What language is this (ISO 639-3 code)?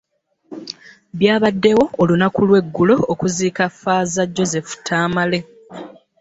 lug